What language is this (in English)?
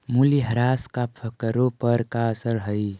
Magahi